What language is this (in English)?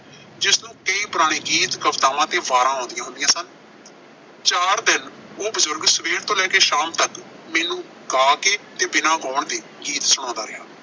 Punjabi